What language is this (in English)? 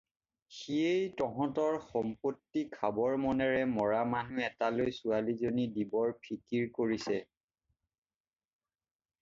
Assamese